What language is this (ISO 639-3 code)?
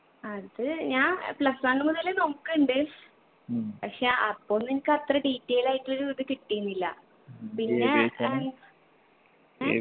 mal